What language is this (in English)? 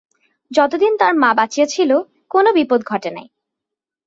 Bangla